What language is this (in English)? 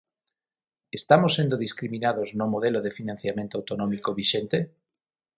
Galician